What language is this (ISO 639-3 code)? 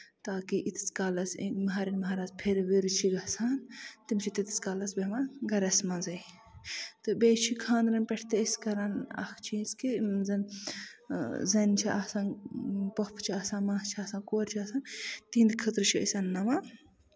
kas